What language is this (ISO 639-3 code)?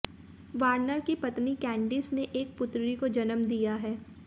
hin